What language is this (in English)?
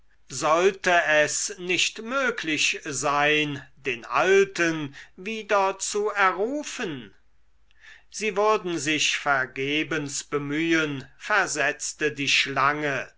German